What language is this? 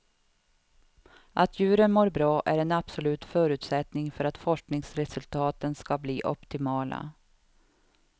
Swedish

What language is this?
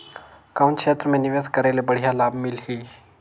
Chhattisgarhi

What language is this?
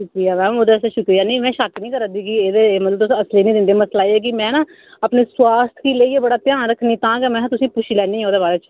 Dogri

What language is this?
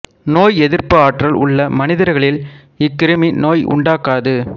Tamil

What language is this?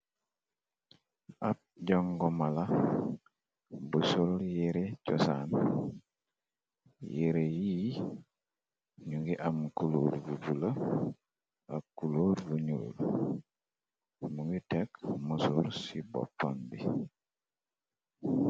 Wolof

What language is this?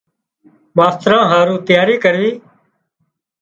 Wadiyara Koli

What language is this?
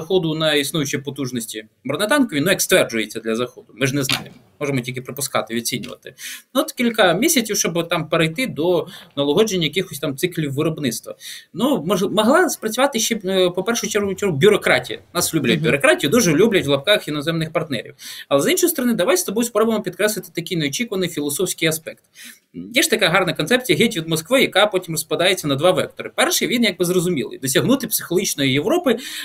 Ukrainian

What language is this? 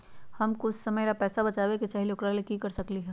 Magahi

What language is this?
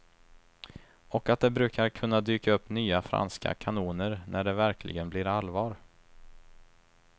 Swedish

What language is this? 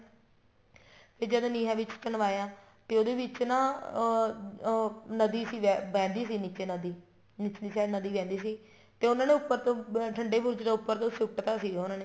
Punjabi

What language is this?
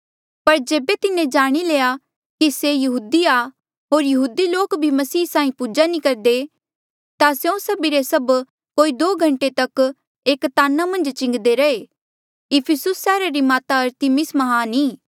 Mandeali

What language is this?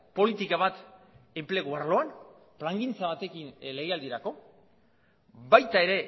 Basque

